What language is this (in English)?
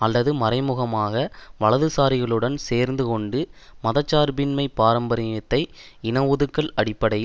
Tamil